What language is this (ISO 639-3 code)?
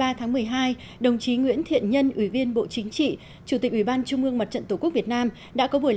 vie